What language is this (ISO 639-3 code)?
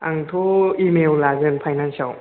brx